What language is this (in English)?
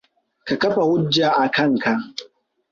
Hausa